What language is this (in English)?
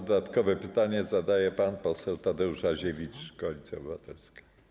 Polish